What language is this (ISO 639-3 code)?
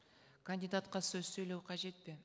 kaz